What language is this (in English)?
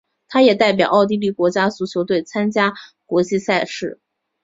Chinese